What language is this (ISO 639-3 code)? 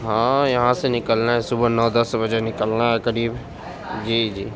urd